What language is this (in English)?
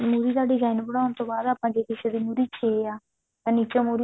Punjabi